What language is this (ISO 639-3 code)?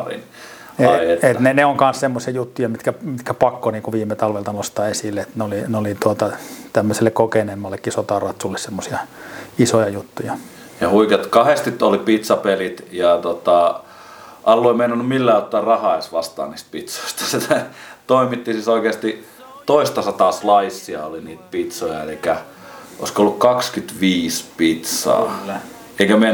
fin